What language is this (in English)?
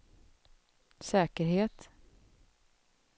Swedish